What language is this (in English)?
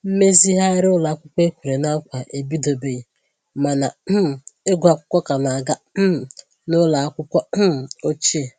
Igbo